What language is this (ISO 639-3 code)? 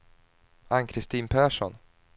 swe